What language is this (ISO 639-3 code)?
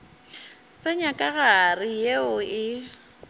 nso